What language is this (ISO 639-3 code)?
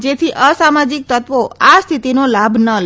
guj